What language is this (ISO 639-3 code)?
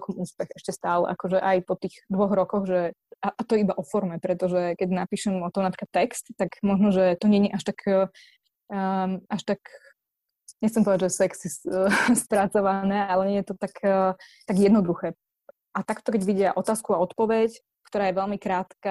slk